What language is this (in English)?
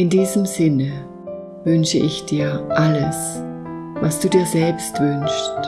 German